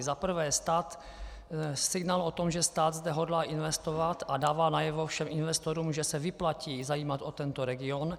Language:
Czech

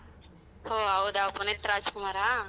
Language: Kannada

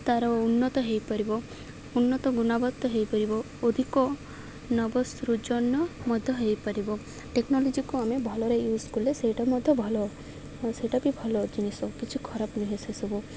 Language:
Odia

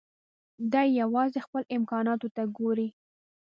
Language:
Pashto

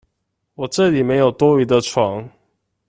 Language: Chinese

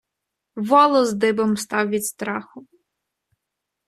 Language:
Ukrainian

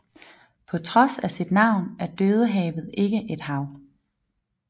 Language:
Danish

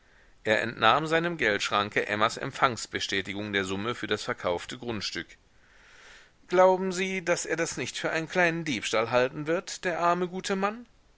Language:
German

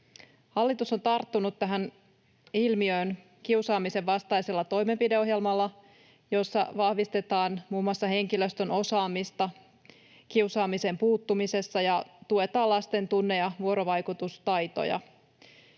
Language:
Finnish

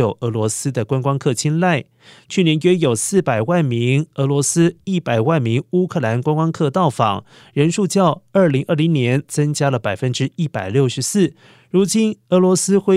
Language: Chinese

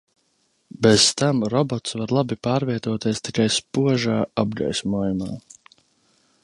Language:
Latvian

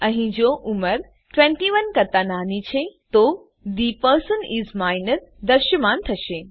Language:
Gujarati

